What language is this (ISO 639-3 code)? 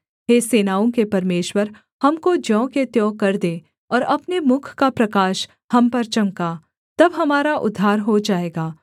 hin